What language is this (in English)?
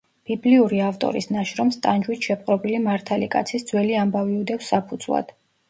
Georgian